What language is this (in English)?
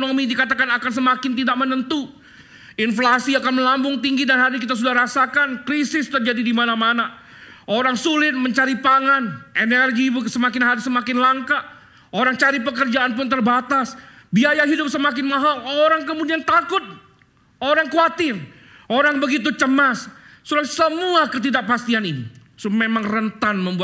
Indonesian